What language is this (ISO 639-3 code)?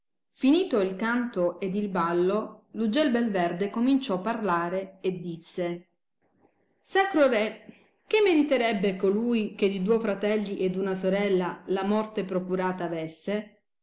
ita